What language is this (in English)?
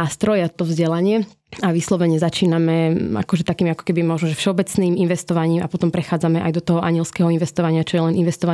Slovak